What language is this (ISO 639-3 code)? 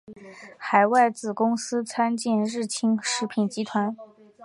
zho